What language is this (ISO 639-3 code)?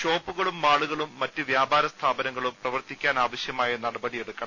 mal